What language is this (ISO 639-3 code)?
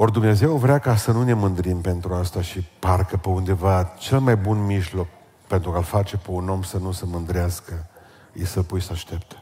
ron